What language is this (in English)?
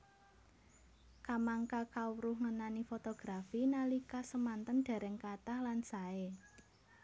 Javanese